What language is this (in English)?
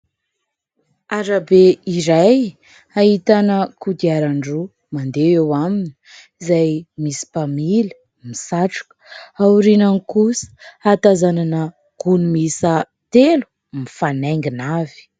Malagasy